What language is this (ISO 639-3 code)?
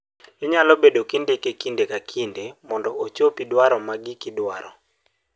luo